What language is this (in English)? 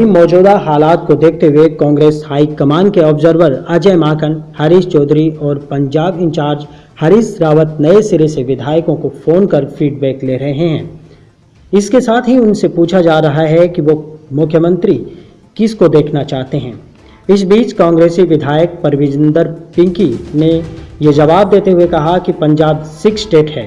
Hindi